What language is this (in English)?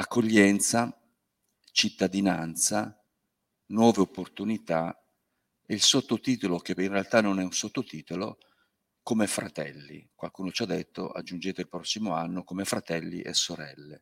Italian